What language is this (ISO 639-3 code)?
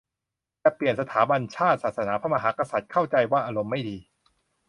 tha